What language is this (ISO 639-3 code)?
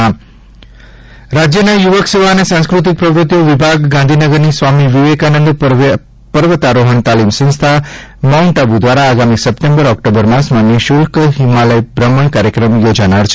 guj